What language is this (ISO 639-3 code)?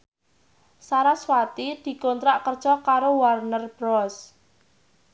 jav